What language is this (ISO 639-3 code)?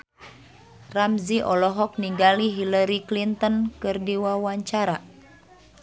sun